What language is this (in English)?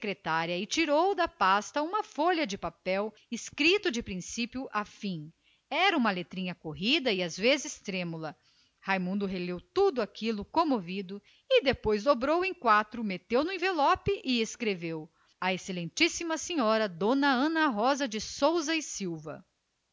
Portuguese